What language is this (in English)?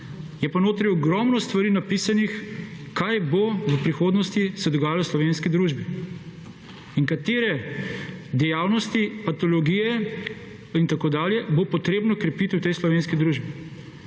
Slovenian